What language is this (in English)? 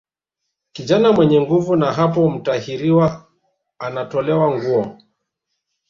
Swahili